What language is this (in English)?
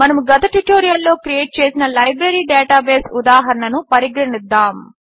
Telugu